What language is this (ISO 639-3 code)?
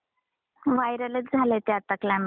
mar